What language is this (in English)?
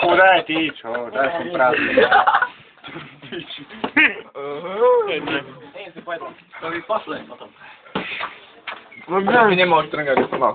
Slovak